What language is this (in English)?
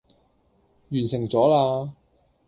Cantonese